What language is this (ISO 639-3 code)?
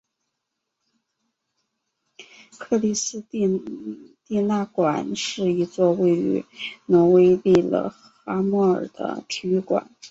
zho